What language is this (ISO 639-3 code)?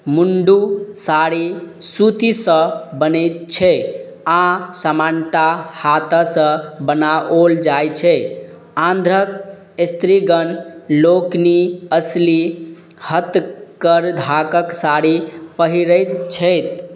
mai